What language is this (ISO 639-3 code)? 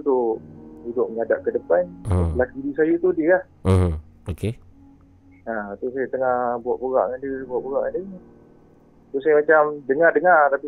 msa